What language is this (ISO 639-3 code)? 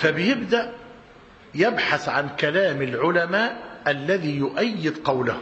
ara